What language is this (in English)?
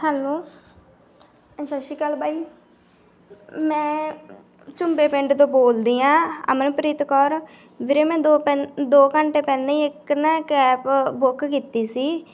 Punjabi